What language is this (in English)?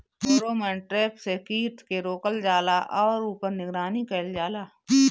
Bhojpuri